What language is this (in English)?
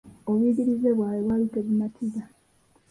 Ganda